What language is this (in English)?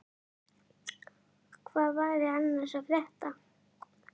Icelandic